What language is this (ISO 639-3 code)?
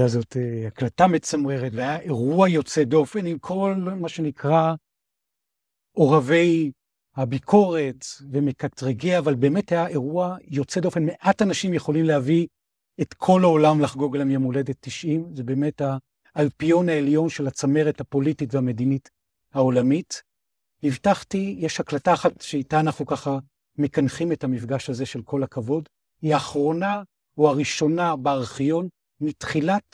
heb